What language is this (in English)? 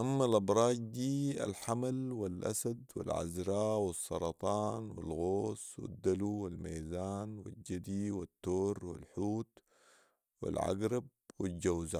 Sudanese Arabic